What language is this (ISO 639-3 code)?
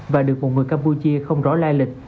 vie